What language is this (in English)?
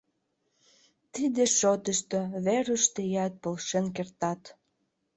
Mari